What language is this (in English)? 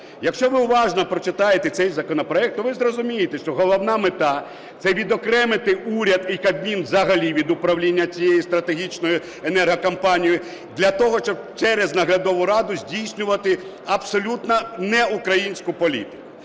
Ukrainian